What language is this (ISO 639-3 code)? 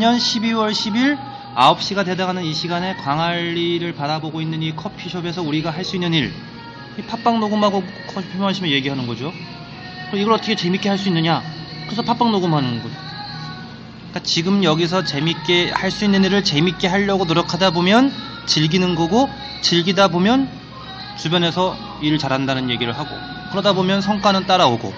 kor